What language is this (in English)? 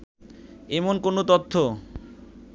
Bangla